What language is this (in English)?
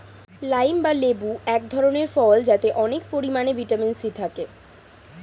Bangla